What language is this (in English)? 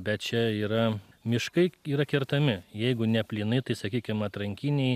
Lithuanian